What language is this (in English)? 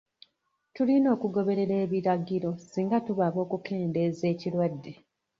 Ganda